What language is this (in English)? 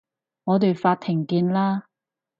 Cantonese